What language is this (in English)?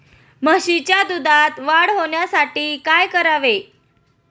Marathi